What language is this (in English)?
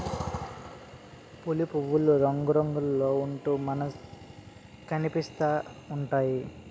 Telugu